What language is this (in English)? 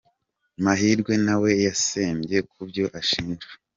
Kinyarwanda